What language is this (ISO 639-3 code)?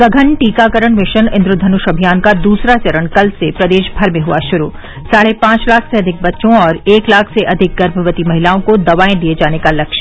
hin